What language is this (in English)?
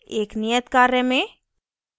Hindi